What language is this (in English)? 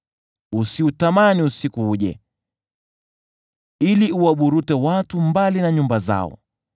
Swahili